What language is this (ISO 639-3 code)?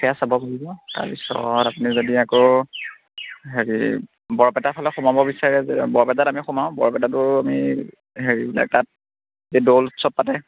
asm